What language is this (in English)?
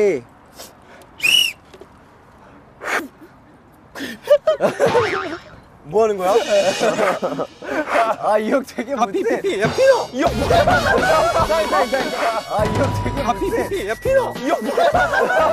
Korean